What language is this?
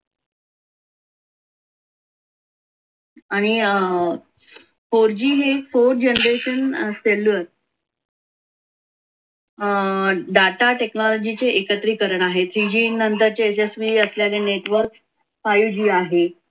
Marathi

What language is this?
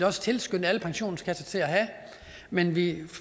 Danish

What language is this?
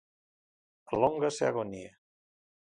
Galician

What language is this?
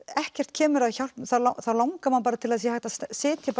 Icelandic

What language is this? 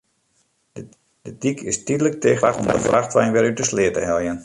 Western Frisian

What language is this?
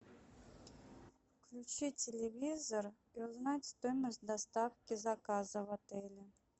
Russian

